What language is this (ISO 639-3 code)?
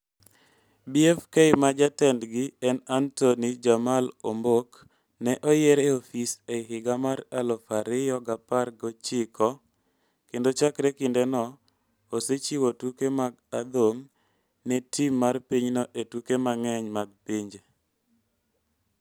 luo